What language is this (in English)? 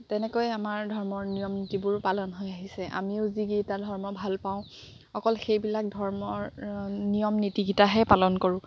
Assamese